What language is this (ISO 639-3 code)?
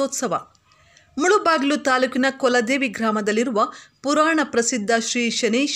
kan